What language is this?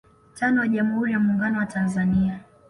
Swahili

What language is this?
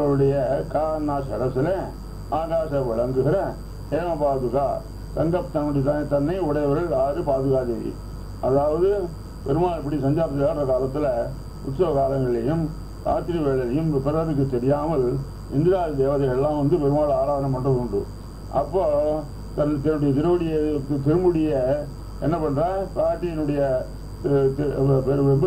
Arabic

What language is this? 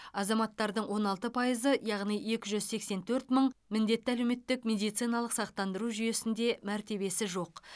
Kazakh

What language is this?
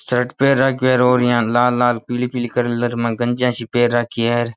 Rajasthani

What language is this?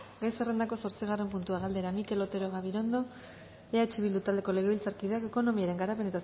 Basque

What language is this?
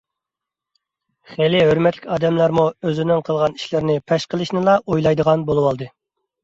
Uyghur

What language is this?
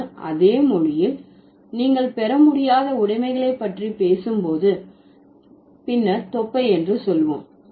Tamil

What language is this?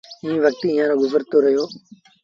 Sindhi Bhil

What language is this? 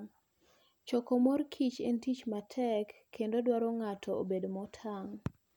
Luo (Kenya and Tanzania)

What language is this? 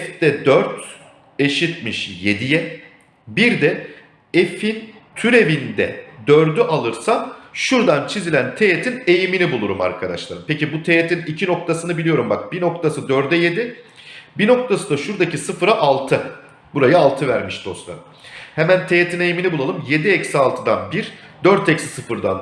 Turkish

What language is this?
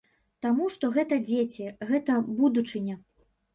Belarusian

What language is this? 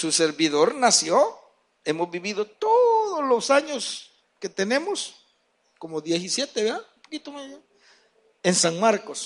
Spanish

